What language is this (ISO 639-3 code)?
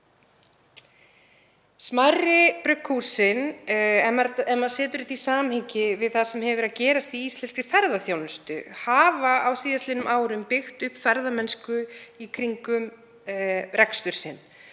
isl